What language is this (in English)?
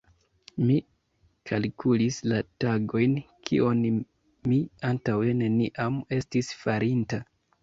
Esperanto